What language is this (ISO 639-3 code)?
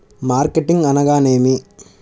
tel